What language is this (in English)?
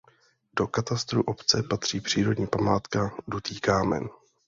Czech